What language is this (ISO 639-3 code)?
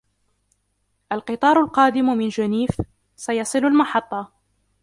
ara